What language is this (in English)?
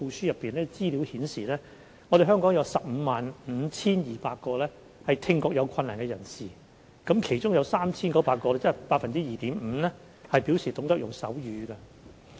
Cantonese